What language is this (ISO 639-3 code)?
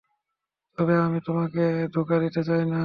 ben